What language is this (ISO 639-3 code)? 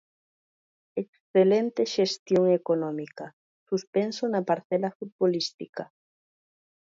glg